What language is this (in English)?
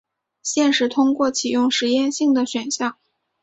Chinese